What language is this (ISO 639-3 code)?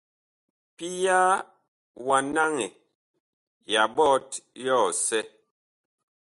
bkh